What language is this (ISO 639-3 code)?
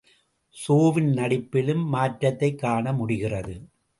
tam